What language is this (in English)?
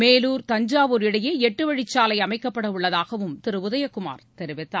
Tamil